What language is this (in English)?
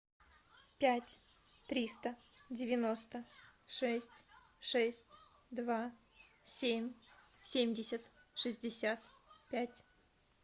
Russian